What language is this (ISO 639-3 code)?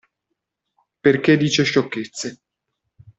ita